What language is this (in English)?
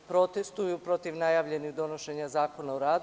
Serbian